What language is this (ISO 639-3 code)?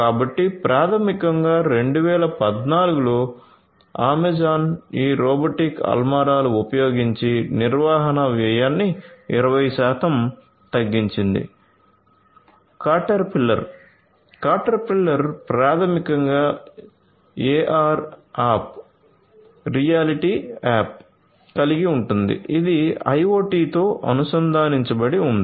tel